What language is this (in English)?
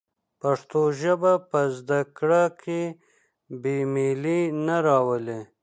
Pashto